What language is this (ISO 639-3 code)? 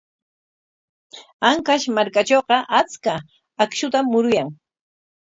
qwa